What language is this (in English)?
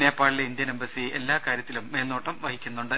Malayalam